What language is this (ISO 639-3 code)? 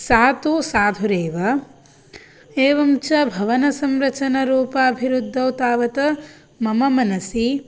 san